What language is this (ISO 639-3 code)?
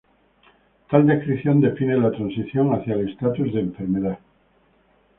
spa